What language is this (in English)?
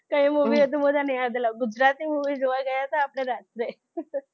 Gujarati